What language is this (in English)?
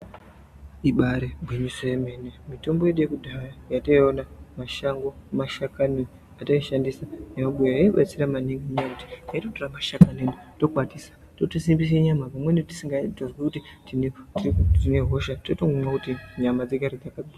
Ndau